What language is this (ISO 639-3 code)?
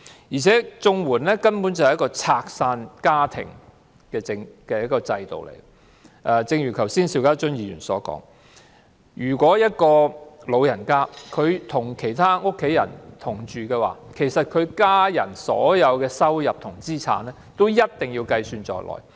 yue